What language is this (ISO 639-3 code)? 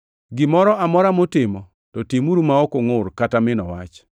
luo